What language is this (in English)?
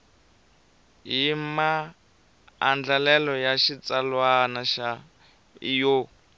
Tsonga